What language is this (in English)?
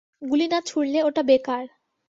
Bangla